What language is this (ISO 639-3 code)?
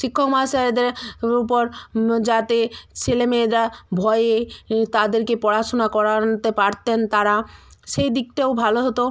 ben